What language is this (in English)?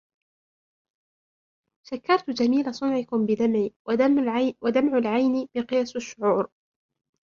Arabic